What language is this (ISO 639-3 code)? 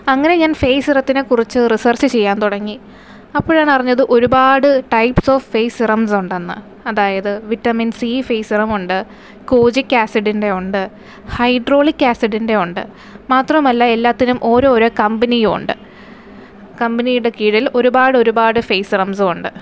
mal